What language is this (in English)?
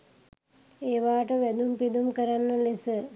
Sinhala